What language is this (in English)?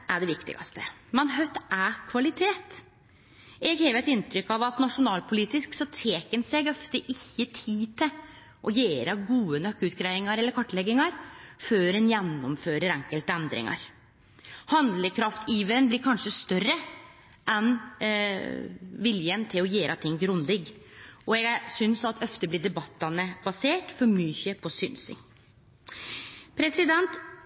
Norwegian Nynorsk